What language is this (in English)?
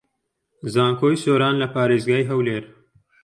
Central Kurdish